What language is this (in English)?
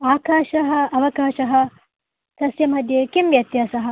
Sanskrit